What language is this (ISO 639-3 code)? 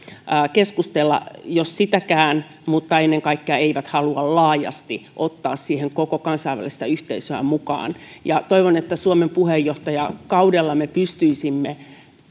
fin